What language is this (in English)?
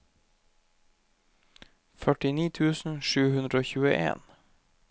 Norwegian